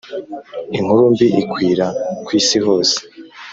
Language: Kinyarwanda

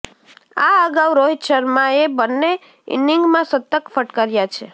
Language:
Gujarati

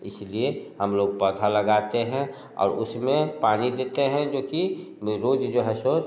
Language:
Hindi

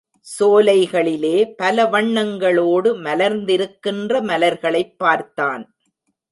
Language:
Tamil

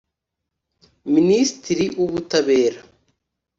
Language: Kinyarwanda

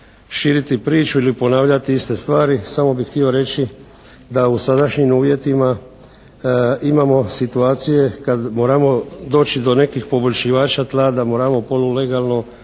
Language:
Croatian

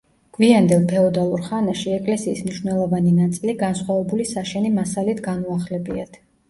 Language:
Georgian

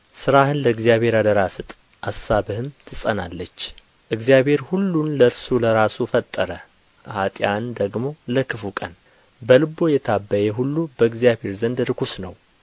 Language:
Amharic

